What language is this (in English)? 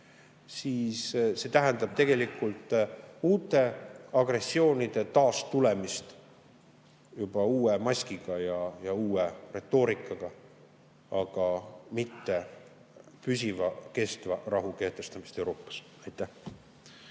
Estonian